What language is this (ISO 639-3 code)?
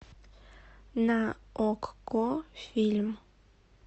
rus